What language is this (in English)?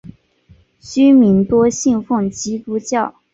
Chinese